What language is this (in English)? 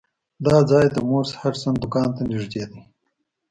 Pashto